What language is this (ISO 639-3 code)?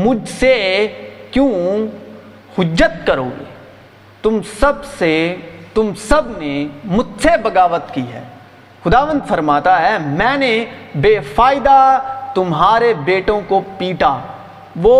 urd